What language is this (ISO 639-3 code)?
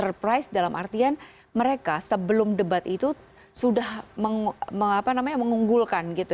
ind